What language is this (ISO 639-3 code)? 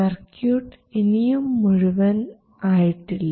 mal